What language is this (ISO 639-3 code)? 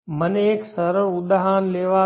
guj